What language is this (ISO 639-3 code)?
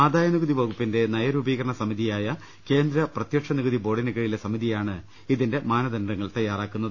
mal